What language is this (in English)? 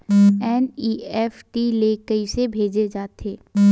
Chhattisgarhi